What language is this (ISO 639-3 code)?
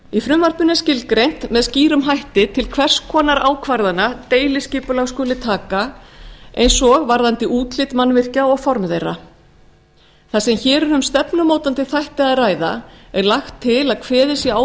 isl